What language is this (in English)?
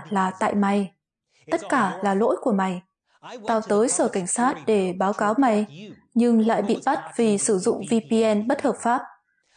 Vietnamese